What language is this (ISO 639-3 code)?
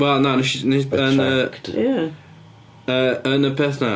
cym